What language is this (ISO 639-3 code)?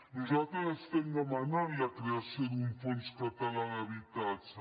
cat